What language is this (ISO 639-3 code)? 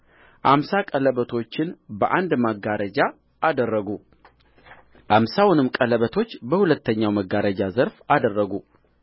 amh